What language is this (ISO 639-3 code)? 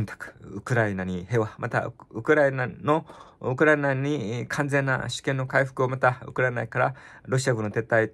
jpn